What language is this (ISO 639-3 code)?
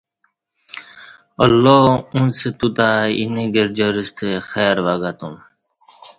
bsh